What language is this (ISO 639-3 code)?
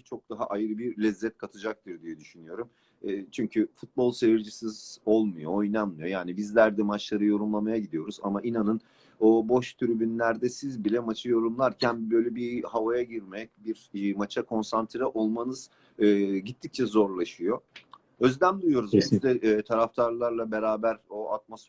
tur